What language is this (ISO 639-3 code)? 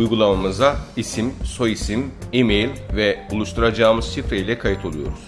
tur